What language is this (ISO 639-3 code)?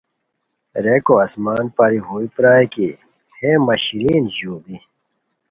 khw